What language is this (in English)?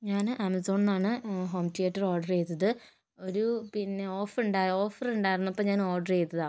Malayalam